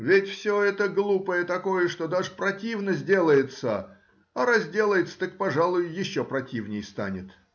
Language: Russian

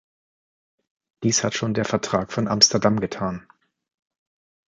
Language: German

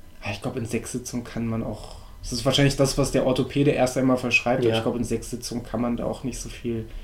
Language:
German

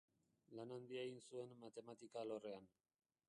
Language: Basque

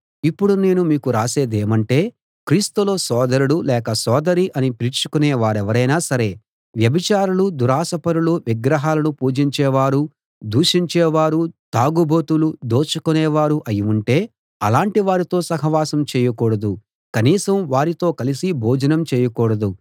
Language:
Telugu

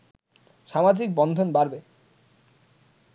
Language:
Bangla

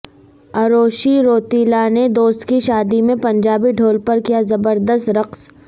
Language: Urdu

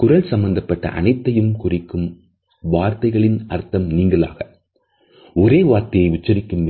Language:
Tamil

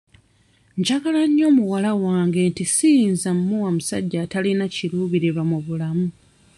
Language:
Ganda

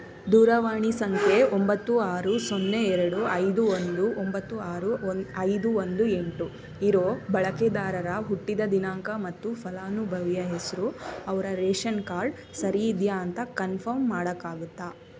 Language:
Kannada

